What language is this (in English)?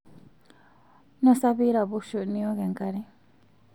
Masai